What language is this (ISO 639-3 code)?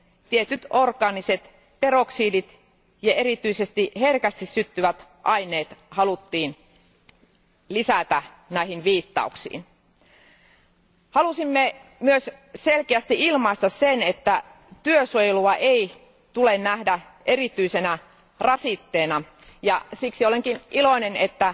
fin